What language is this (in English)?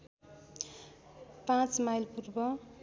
Nepali